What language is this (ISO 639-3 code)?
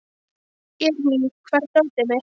isl